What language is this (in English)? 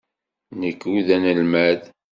Kabyle